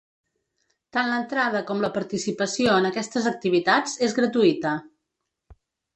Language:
Catalan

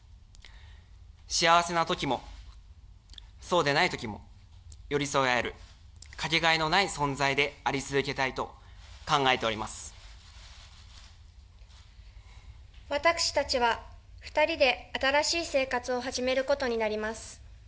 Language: Japanese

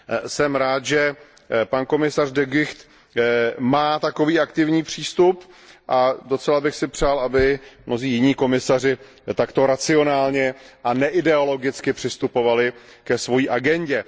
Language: Czech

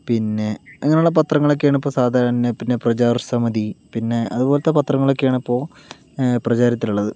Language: Malayalam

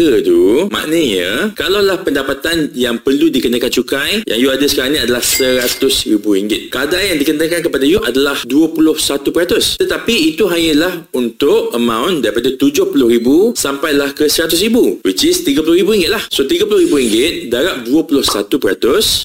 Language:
Malay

